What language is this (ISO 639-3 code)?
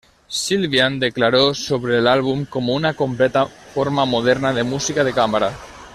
spa